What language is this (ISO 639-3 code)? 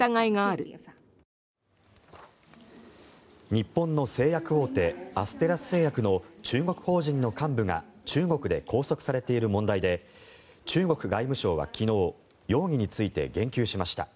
jpn